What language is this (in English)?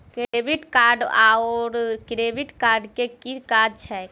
Maithili